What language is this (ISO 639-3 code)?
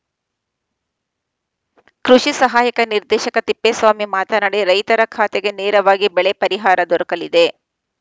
kan